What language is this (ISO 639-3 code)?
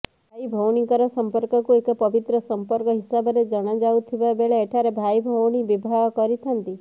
ori